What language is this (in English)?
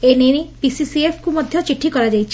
Odia